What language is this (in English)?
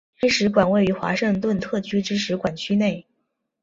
Chinese